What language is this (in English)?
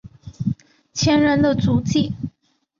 Chinese